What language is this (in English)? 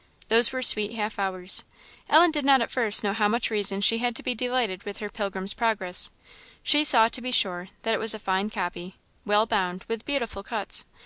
English